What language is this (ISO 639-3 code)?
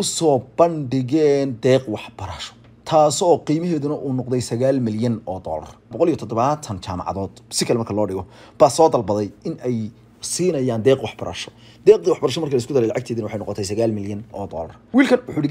ara